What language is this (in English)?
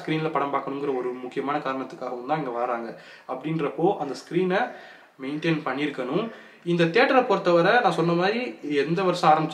Romanian